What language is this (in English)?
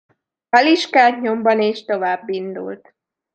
Hungarian